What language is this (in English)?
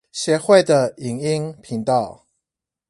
Chinese